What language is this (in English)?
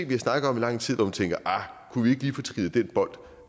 Danish